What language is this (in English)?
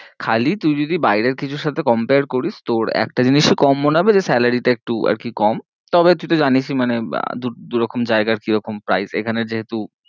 Bangla